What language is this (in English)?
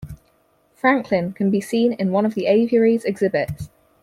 English